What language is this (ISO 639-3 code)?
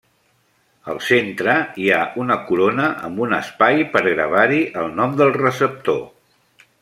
cat